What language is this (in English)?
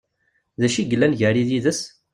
Kabyle